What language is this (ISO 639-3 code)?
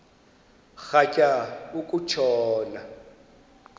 xho